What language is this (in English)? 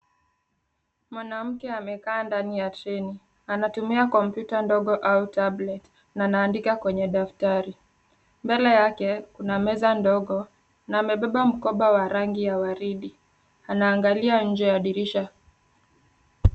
Swahili